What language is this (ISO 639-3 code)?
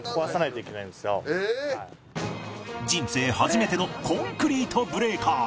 jpn